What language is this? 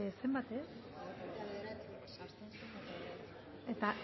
Basque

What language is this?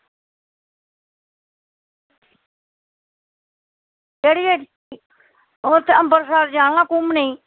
Dogri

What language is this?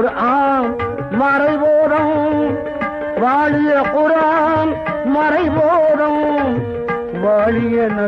Tamil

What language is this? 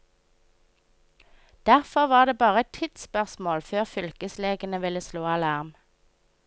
Norwegian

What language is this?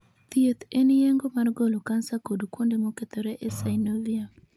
Luo (Kenya and Tanzania)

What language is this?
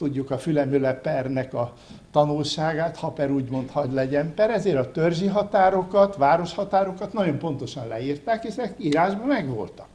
Hungarian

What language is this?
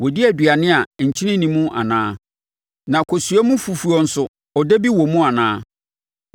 Akan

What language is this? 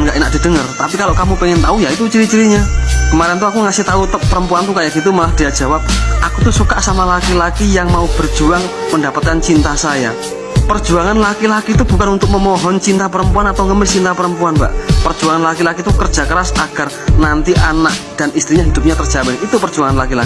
Indonesian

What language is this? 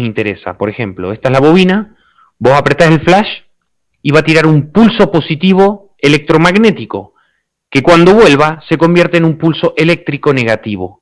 Spanish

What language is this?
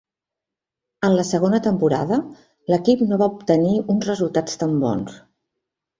Catalan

